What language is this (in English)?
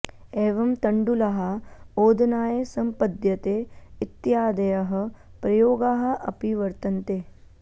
Sanskrit